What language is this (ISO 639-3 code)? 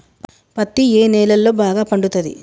tel